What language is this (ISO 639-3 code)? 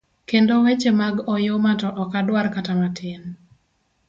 luo